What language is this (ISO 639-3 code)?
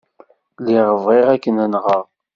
kab